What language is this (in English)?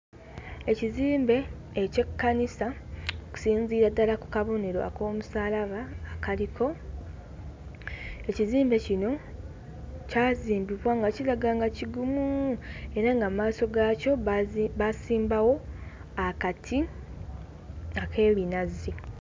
Ganda